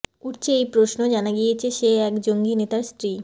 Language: Bangla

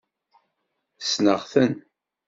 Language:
Kabyle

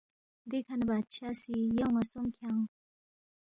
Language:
Balti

